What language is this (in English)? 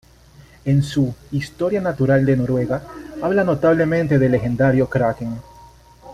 Spanish